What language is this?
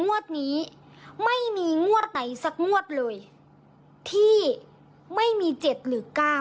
Thai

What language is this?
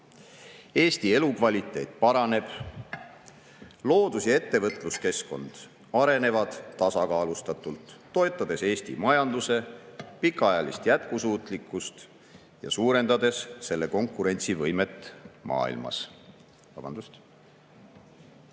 Estonian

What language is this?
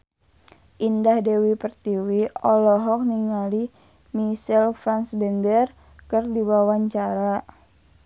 Sundanese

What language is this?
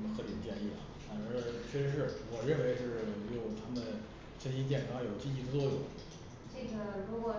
Chinese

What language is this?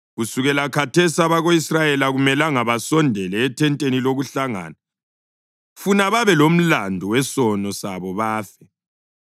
North Ndebele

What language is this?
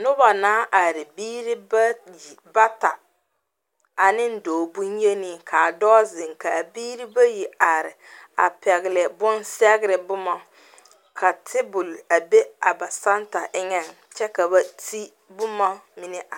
Southern Dagaare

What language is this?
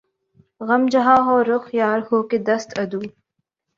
Urdu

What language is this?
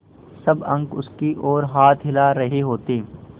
Hindi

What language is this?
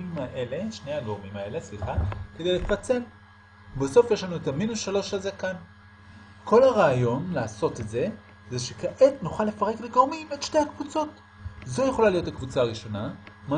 Hebrew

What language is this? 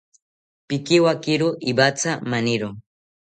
South Ucayali Ashéninka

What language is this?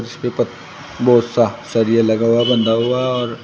Hindi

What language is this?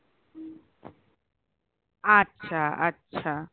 Bangla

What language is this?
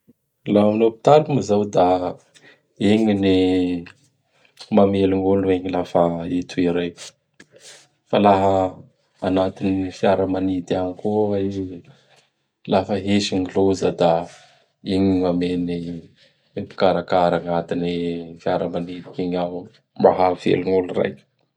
Bara Malagasy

